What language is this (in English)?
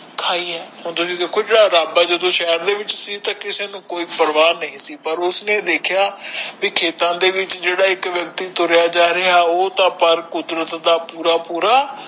Punjabi